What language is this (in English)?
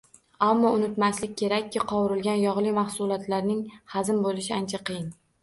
Uzbek